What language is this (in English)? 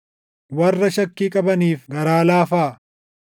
Oromo